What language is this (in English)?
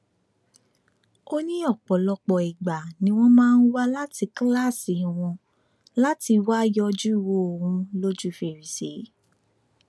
Yoruba